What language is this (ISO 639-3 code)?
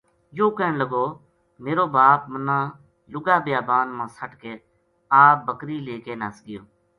gju